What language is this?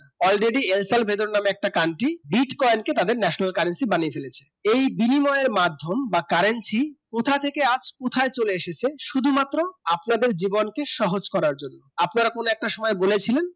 Bangla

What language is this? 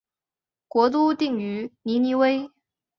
Chinese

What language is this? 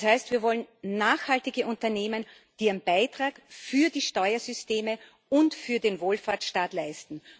German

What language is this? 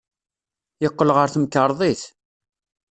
Kabyle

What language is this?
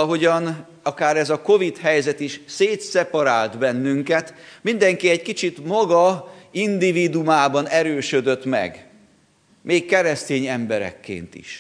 Hungarian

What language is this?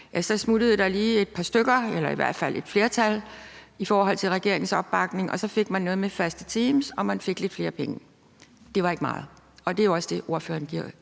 Danish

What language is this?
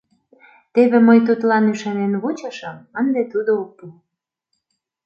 Mari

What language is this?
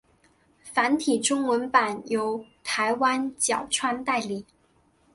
Chinese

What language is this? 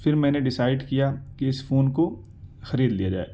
Urdu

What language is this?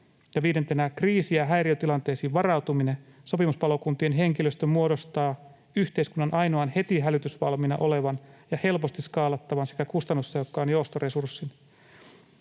Finnish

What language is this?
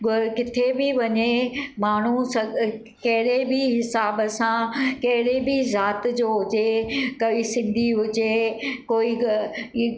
Sindhi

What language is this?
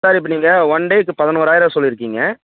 Tamil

